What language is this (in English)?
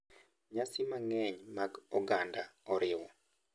Luo (Kenya and Tanzania)